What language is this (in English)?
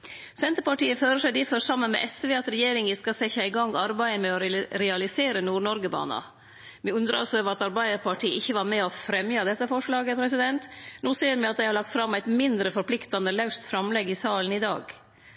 Norwegian Nynorsk